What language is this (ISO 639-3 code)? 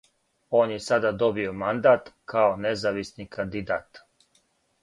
srp